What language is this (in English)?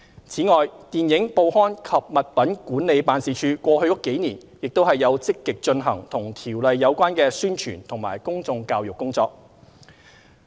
Cantonese